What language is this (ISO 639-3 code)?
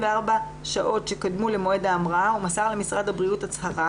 heb